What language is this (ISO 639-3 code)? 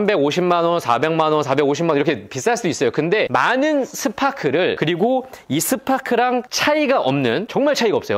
kor